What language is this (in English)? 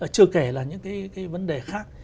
Vietnamese